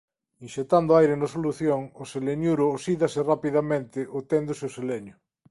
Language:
Galician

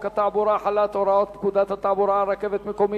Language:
Hebrew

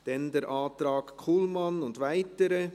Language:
Swiss German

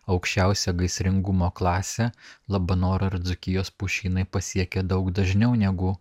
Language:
Lithuanian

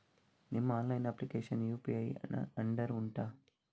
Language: Kannada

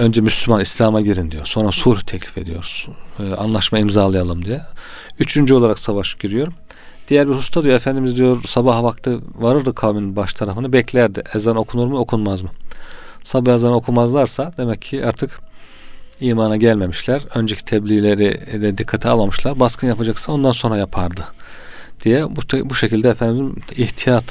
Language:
Turkish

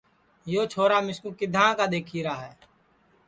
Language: Sansi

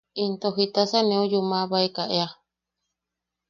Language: Yaqui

